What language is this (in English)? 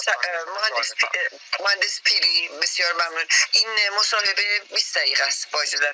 Persian